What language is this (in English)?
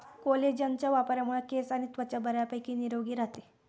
Marathi